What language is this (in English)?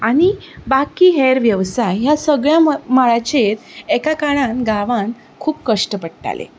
Konkani